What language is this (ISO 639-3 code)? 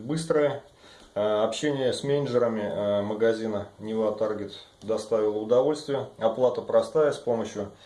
rus